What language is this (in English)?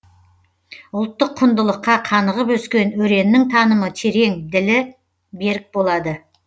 Kazakh